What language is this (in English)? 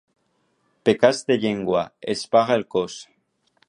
Catalan